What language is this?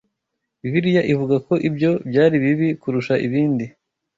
Kinyarwanda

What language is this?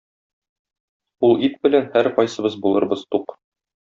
Tatar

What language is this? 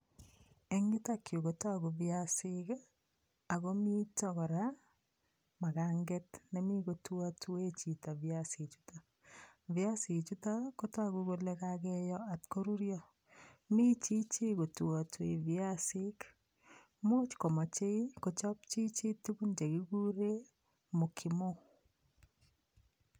Kalenjin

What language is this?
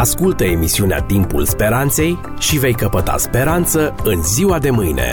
Romanian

